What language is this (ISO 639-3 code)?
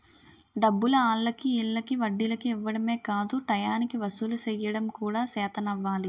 tel